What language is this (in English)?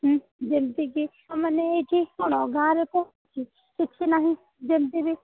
Odia